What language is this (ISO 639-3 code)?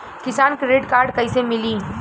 bho